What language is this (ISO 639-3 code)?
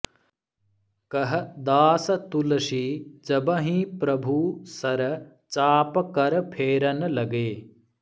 san